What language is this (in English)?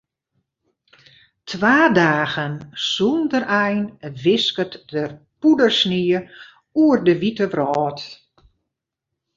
Western Frisian